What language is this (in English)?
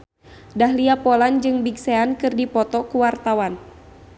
Sundanese